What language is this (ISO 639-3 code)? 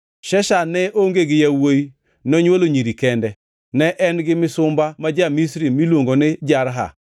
luo